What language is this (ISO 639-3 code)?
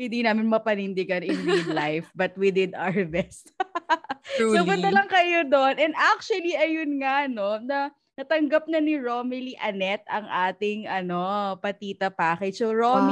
fil